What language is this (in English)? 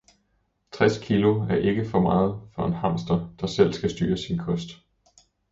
Danish